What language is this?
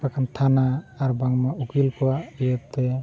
Santali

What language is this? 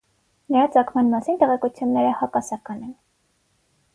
Armenian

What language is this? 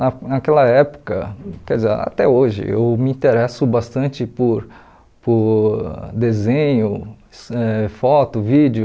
Portuguese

